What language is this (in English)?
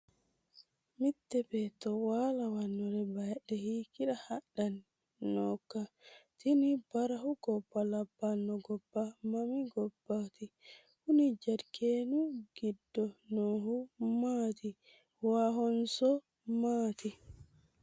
Sidamo